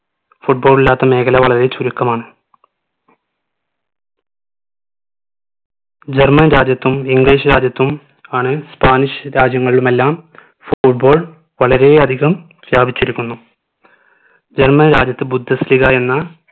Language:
Malayalam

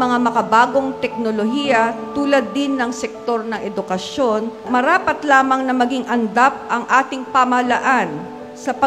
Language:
Filipino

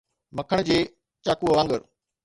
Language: Sindhi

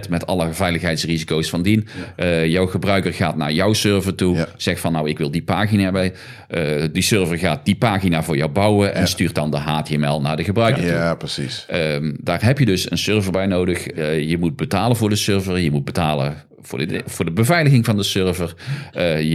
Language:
Dutch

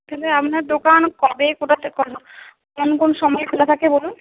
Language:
Bangla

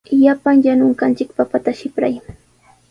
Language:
Sihuas Ancash Quechua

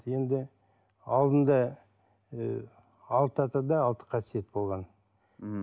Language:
Kazakh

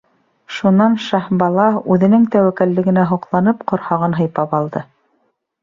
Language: Bashkir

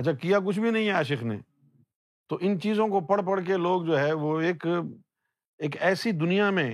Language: Urdu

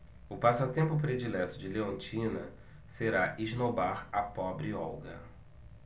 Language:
Portuguese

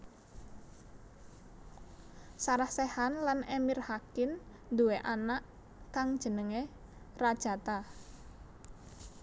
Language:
Javanese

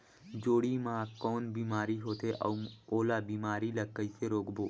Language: Chhattisgarhi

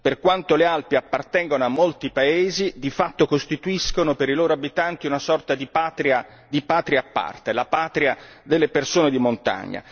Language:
Italian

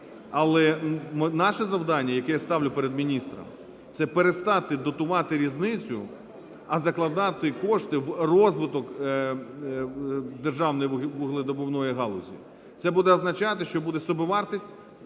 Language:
Ukrainian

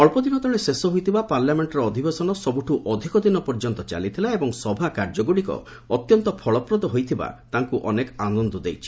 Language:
Odia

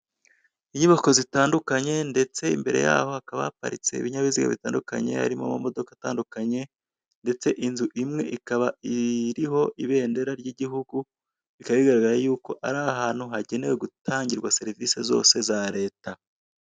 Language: Kinyarwanda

